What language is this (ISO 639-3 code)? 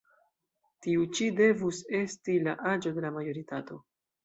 epo